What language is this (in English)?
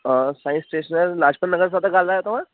Sindhi